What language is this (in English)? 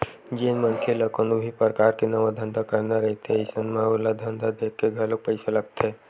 Chhattisgarhi